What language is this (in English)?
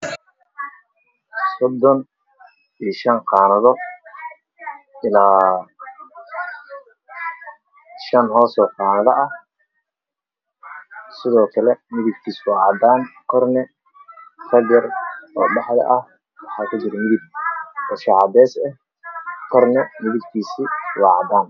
Somali